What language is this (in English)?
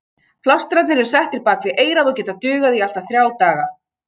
Icelandic